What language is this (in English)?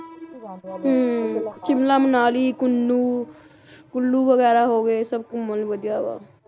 Punjabi